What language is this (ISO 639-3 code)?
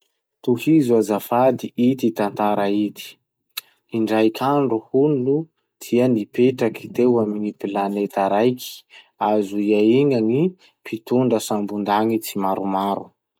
msh